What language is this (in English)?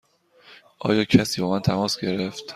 Persian